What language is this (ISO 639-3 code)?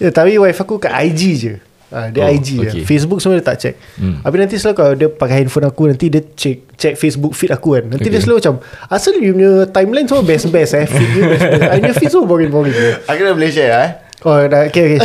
msa